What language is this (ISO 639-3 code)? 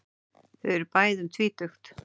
isl